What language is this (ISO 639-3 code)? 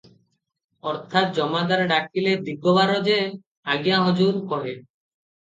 ori